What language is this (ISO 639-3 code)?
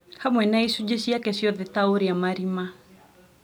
kik